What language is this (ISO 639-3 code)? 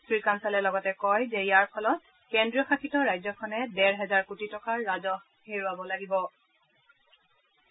asm